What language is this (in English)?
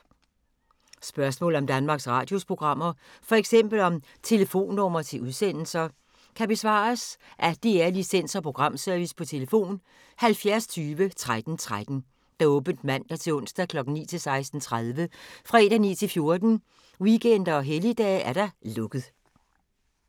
Danish